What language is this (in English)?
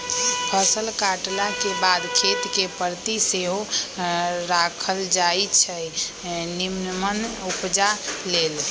Magahi